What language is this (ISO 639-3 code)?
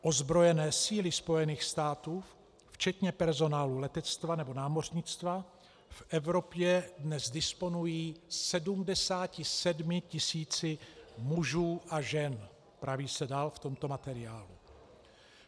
ces